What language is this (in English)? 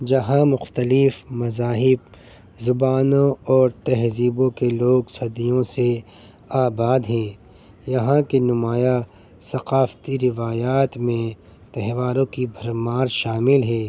Urdu